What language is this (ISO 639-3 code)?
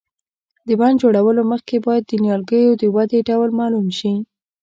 pus